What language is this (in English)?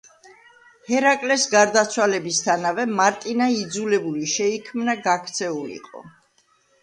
Georgian